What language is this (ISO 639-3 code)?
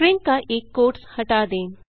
hin